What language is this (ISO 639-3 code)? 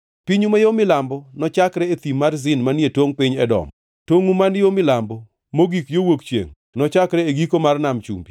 luo